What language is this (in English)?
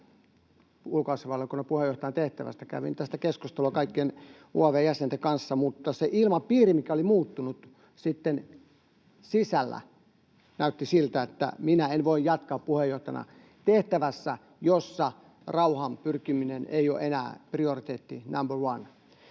Finnish